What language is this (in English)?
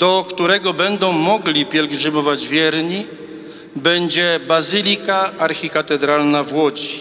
Polish